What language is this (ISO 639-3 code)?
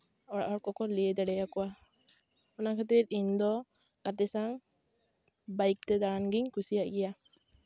sat